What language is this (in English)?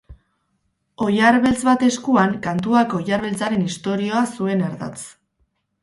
Basque